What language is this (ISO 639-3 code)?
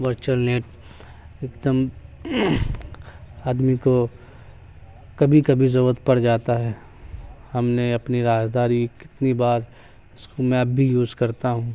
urd